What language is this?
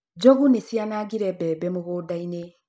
Kikuyu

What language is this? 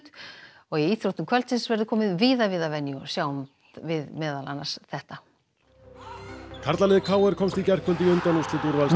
Icelandic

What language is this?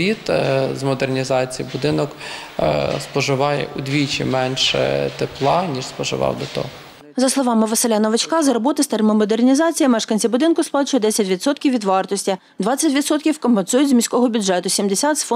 Ukrainian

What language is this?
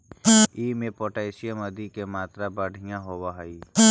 Magahi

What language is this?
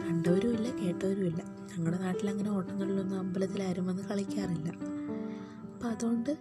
Malayalam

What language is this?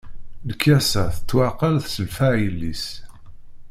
Kabyle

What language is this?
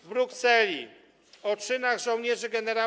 Polish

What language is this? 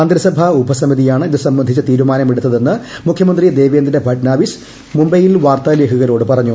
Malayalam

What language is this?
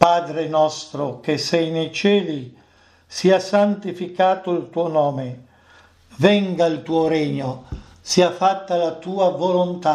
Italian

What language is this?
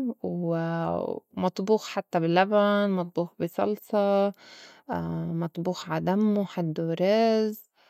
North Levantine Arabic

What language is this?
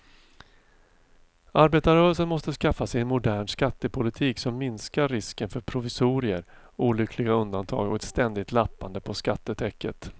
Swedish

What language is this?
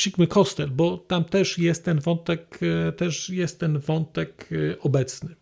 Polish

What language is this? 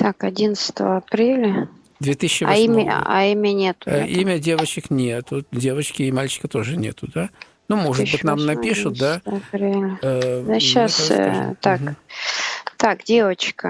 Russian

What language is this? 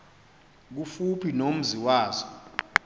Xhosa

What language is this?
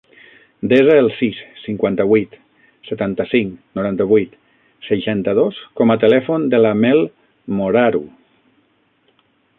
Catalan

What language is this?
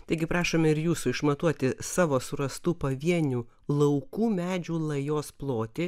Lithuanian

